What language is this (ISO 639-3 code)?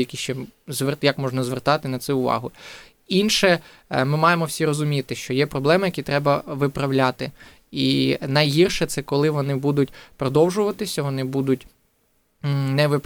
ukr